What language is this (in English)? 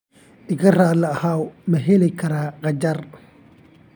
Somali